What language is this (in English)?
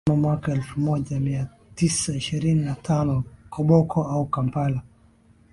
Swahili